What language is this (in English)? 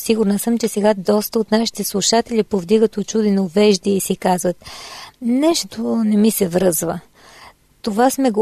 Bulgarian